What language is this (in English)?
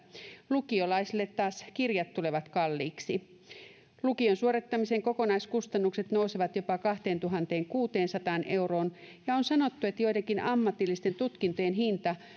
Finnish